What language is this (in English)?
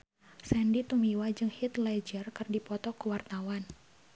Sundanese